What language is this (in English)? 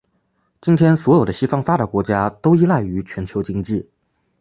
Chinese